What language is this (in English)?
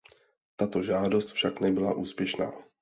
Czech